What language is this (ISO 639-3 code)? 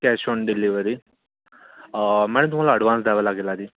mar